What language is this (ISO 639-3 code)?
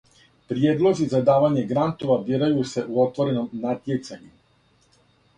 srp